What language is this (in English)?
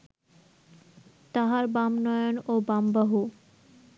Bangla